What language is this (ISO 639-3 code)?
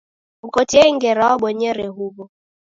dav